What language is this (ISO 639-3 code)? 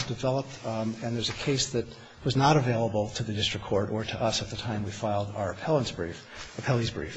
eng